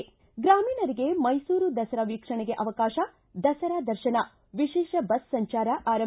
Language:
Kannada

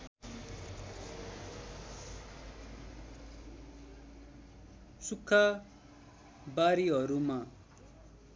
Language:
Nepali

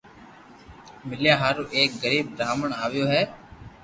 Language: Loarki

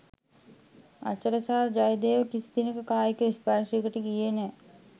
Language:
Sinhala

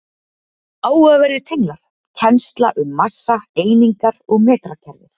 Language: Icelandic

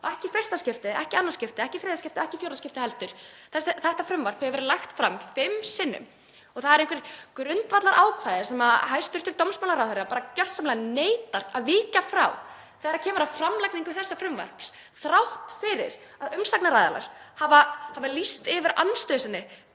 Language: Icelandic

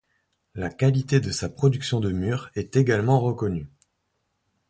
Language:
French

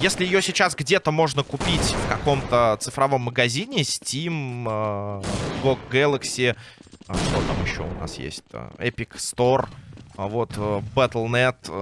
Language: Russian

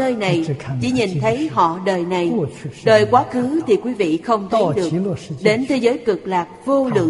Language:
Vietnamese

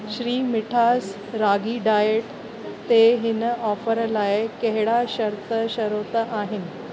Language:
Sindhi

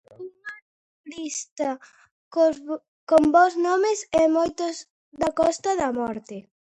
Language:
Galician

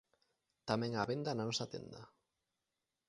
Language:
Galician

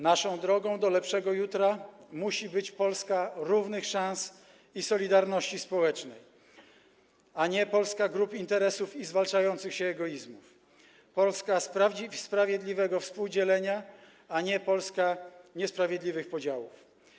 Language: Polish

